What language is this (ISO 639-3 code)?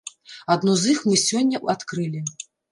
bel